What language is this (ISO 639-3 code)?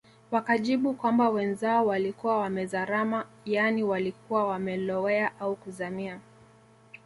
swa